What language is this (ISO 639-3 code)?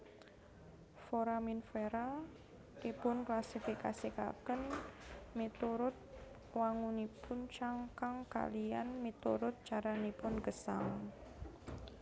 jav